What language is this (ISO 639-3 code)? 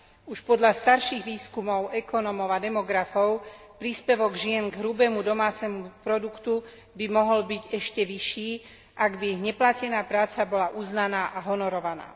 slk